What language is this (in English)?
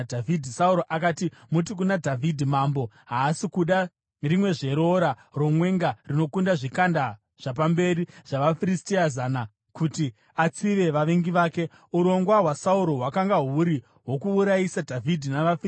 Shona